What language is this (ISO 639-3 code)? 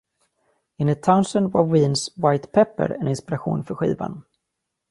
swe